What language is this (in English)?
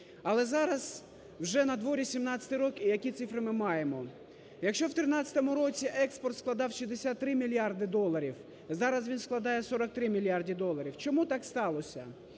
Ukrainian